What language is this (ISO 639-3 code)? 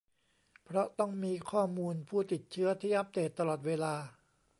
tha